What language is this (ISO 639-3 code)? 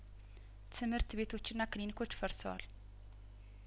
amh